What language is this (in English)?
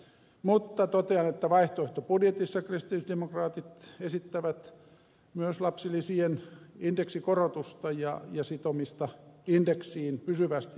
Finnish